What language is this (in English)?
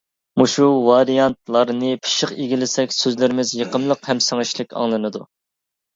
Uyghur